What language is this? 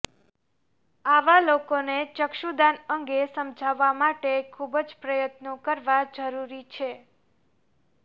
Gujarati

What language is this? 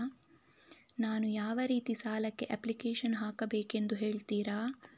Kannada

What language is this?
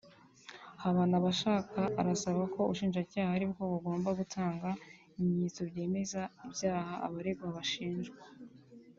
Kinyarwanda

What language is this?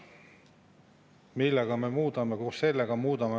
Estonian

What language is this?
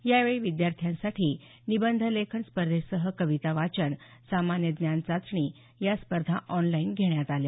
Marathi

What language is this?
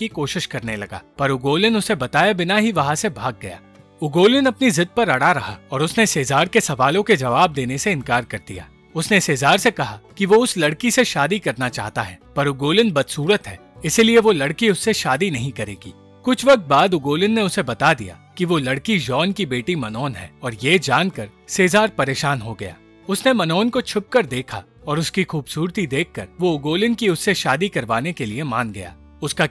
Hindi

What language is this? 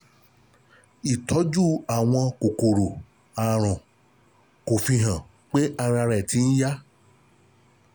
Yoruba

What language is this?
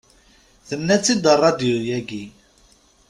Kabyle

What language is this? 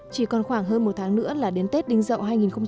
Vietnamese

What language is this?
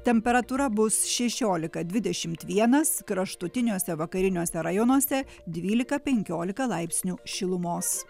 Lithuanian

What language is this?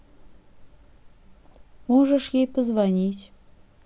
Russian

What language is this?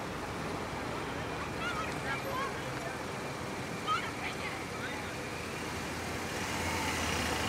Persian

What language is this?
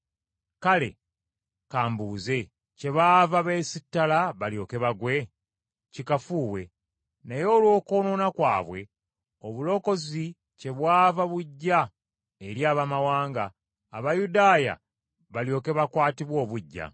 Ganda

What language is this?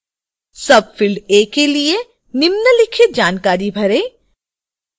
Hindi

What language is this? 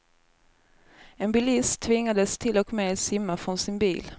Swedish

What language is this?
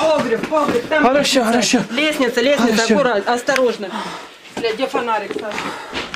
Russian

